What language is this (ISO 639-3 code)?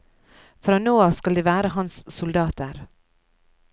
nor